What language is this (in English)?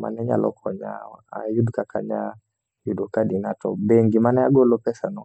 Luo (Kenya and Tanzania)